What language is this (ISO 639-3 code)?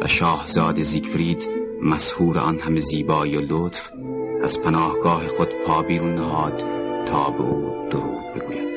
fas